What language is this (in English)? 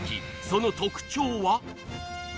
Japanese